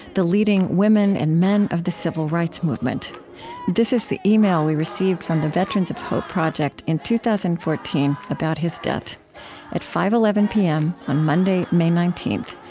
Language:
English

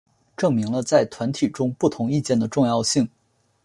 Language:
Chinese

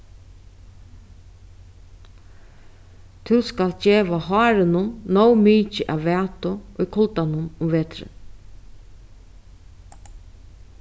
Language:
Faroese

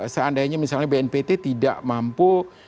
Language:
Indonesian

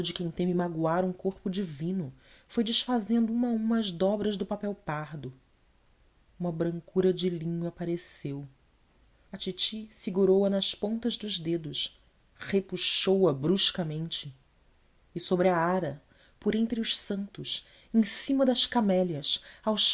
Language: Portuguese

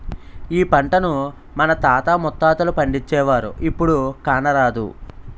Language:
Telugu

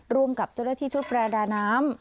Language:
Thai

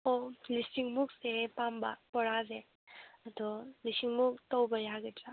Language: Manipuri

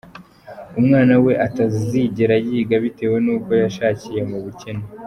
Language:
Kinyarwanda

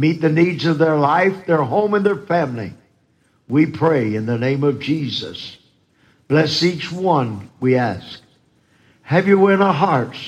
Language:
English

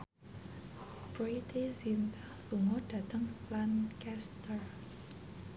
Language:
Javanese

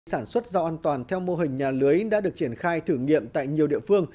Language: Vietnamese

